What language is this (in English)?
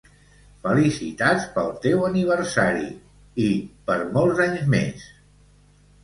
Catalan